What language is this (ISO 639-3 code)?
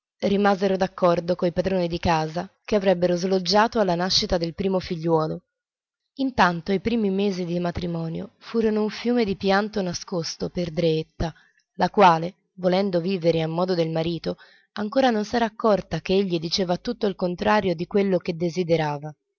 ita